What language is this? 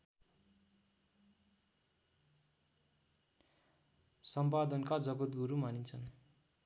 Nepali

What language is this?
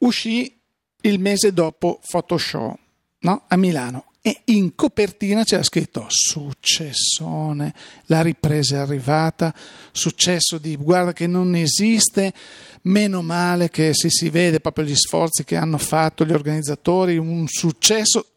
Italian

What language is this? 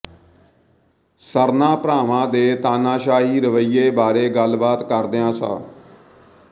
Punjabi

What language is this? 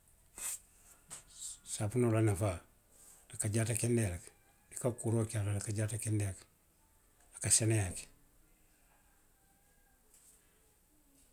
Western Maninkakan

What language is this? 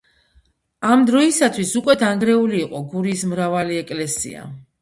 Georgian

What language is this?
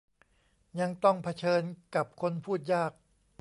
Thai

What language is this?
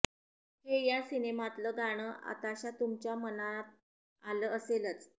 Marathi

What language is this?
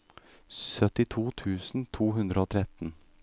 Norwegian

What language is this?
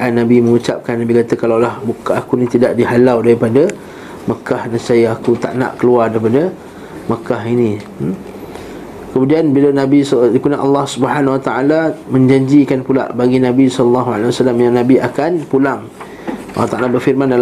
Malay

